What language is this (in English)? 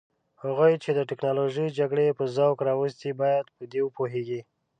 Pashto